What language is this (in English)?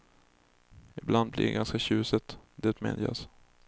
Swedish